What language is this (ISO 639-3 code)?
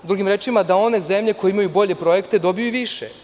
srp